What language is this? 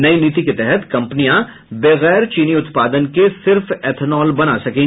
Hindi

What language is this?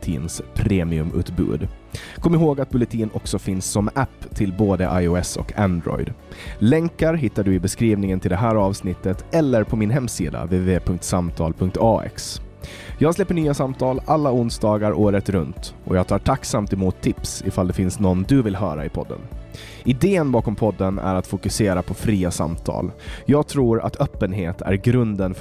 Swedish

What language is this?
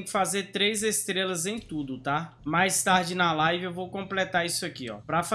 Portuguese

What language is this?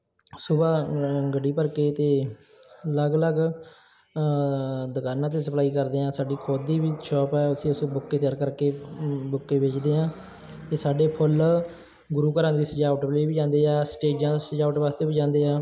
Punjabi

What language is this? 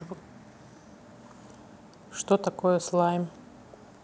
Russian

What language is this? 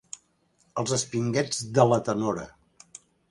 Catalan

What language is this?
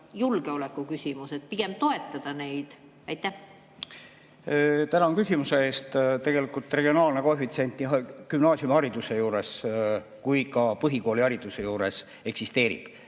Estonian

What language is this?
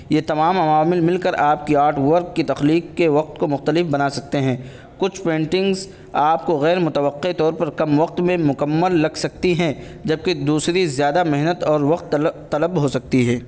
Urdu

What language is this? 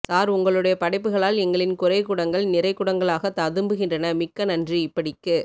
Tamil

